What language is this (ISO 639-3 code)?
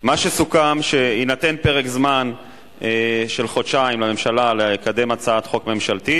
heb